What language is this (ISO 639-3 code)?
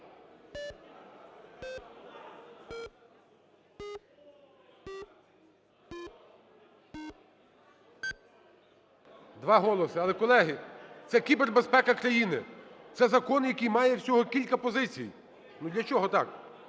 ukr